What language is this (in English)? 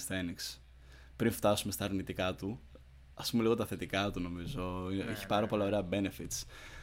Greek